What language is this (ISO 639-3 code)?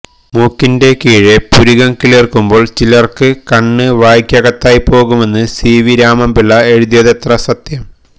mal